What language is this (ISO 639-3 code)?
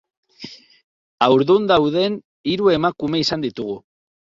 eus